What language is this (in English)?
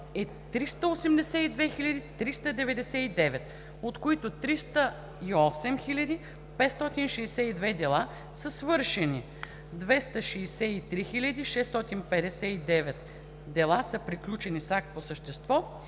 Bulgarian